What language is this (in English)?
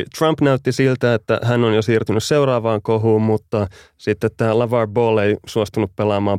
Finnish